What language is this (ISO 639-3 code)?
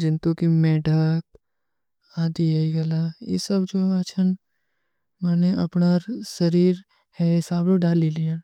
uki